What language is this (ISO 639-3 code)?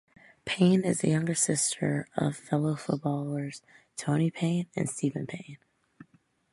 eng